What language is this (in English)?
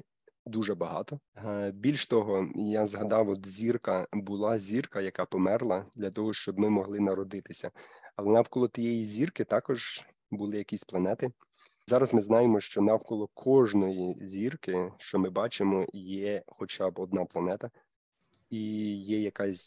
Ukrainian